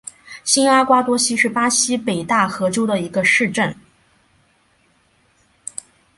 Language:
Chinese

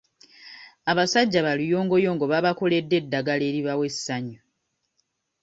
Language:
Ganda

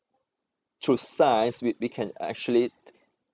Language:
English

